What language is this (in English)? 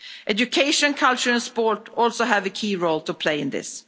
English